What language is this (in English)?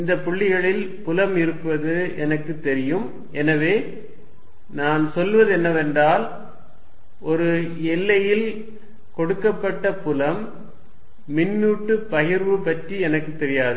Tamil